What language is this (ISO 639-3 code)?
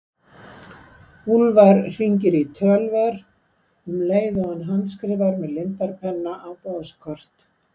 isl